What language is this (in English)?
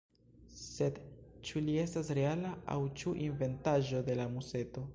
Esperanto